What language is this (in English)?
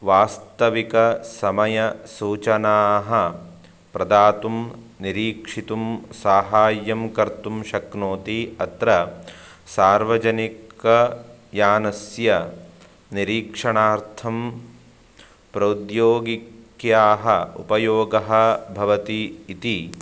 Sanskrit